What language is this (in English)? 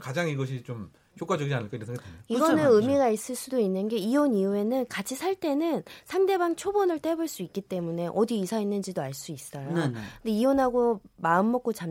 Korean